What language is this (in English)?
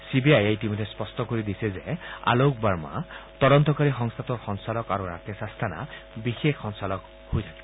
Assamese